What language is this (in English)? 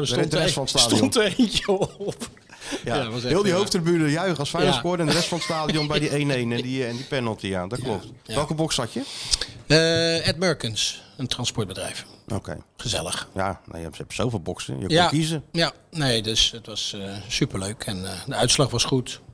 Dutch